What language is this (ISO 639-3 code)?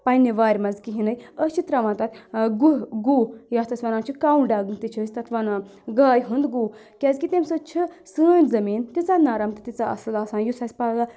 kas